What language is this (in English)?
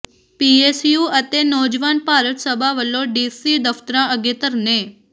Punjabi